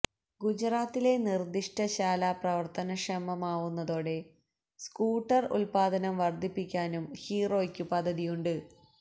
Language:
Malayalam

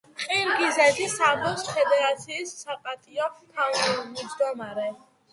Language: Georgian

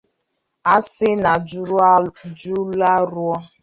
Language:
Igbo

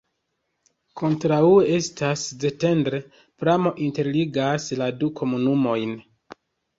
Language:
Esperanto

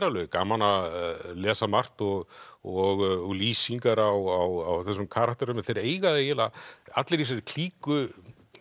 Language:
Icelandic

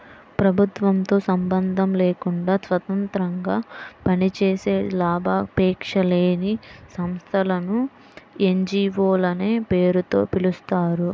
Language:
Telugu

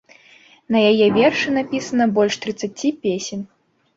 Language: Belarusian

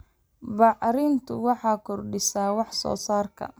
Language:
Somali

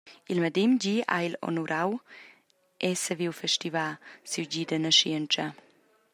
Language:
Romansh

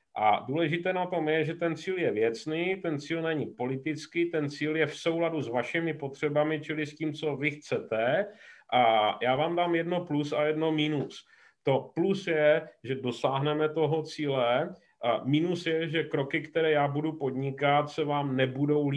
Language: Czech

